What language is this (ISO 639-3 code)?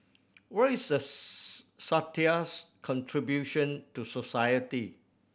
eng